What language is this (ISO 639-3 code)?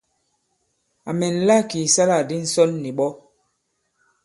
abb